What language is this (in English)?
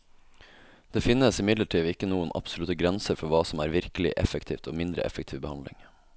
Norwegian